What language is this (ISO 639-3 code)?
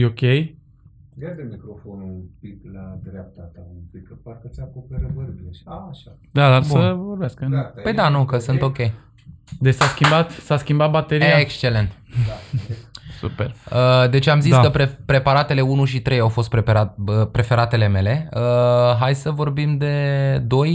ron